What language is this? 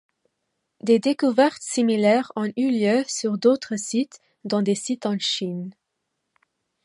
French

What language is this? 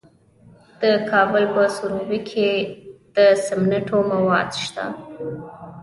Pashto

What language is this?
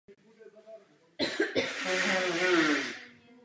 Czech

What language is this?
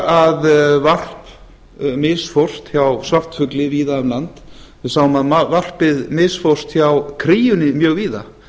Icelandic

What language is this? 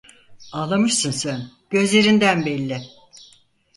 Turkish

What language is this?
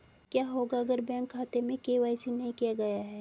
Hindi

